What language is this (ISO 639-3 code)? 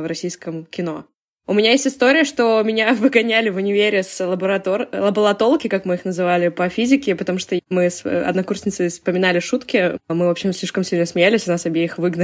rus